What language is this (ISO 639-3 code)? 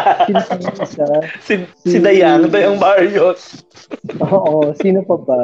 fil